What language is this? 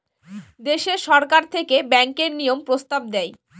Bangla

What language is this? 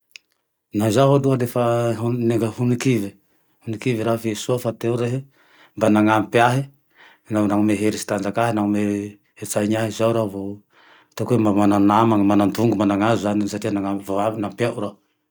Tandroy-Mahafaly Malagasy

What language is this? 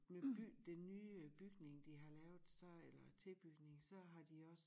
Danish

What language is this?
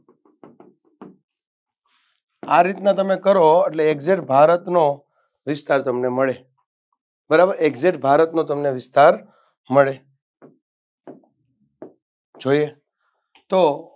Gujarati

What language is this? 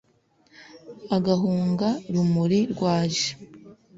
Kinyarwanda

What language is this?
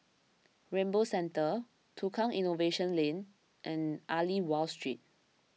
English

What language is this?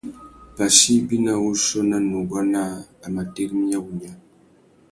Tuki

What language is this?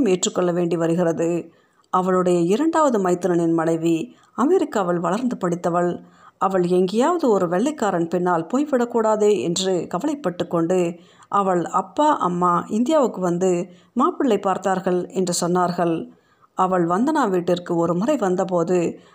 Tamil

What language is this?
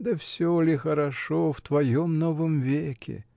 Russian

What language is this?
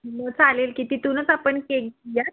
Marathi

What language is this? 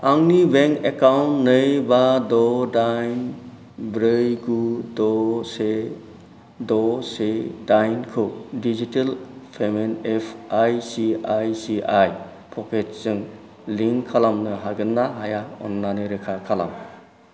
Bodo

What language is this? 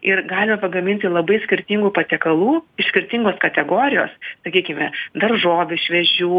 Lithuanian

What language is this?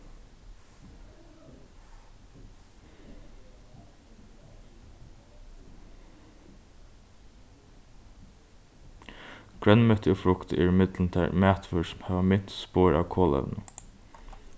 Faroese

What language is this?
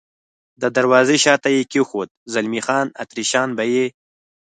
Pashto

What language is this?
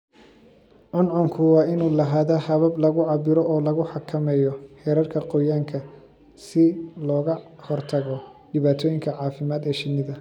Somali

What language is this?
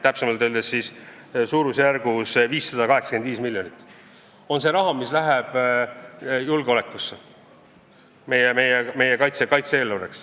Estonian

